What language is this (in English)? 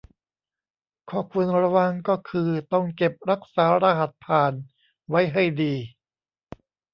Thai